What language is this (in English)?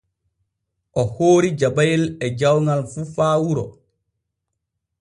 Borgu Fulfulde